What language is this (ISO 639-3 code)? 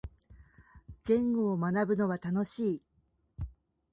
jpn